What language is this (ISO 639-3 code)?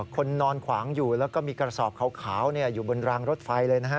tha